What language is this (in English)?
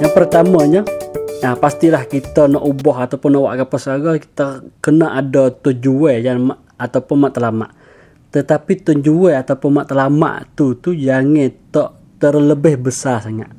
Malay